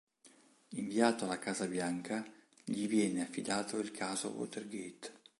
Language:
Italian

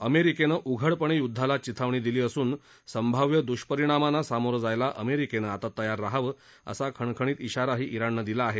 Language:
Marathi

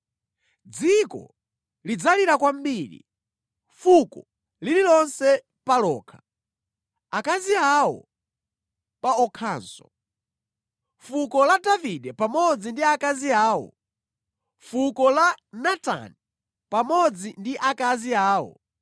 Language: Nyanja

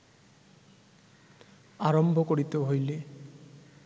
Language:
Bangla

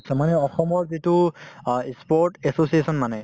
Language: Assamese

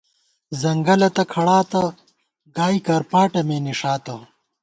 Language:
Gawar-Bati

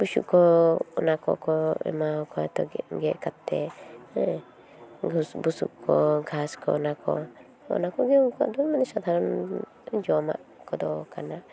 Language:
Santali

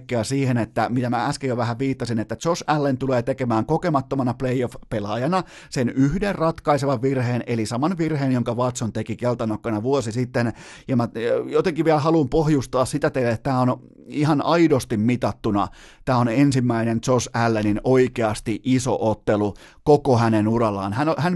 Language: Finnish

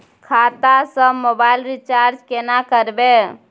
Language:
Maithili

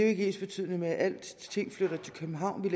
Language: Danish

